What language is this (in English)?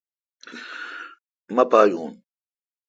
Kalkoti